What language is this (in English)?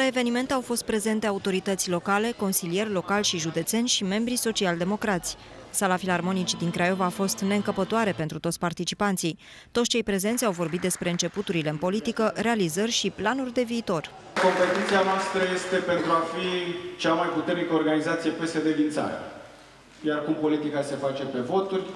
Romanian